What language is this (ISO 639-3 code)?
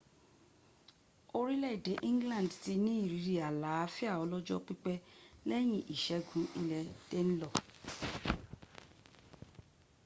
yor